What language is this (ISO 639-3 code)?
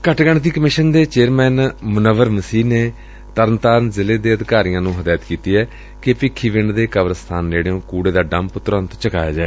pan